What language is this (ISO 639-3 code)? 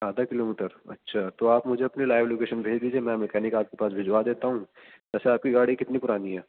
urd